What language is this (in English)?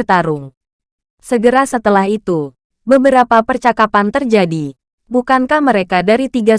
Indonesian